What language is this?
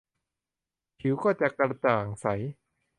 Thai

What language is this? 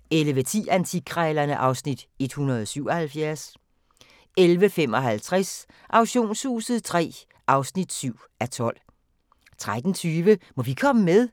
Danish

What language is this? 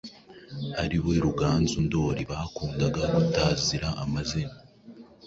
Kinyarwanda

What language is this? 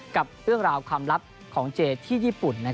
Thai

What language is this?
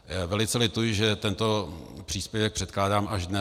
Czech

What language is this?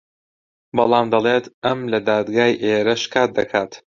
Central Kurdish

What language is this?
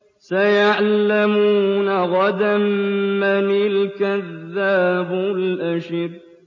Arabic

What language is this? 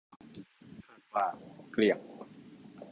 Thai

